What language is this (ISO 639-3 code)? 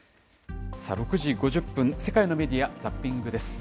jpn